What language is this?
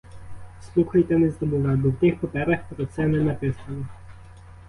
Ukrainian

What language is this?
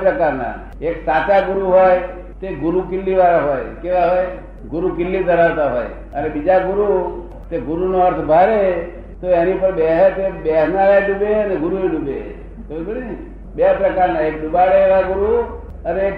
Gujarati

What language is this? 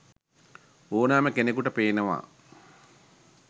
Sinhala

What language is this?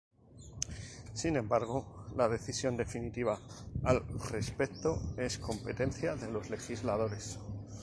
Spanish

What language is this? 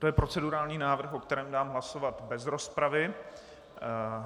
Czech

